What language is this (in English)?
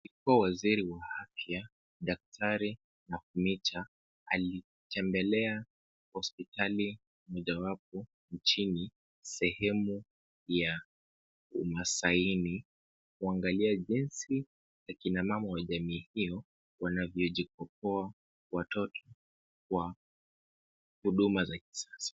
Swahili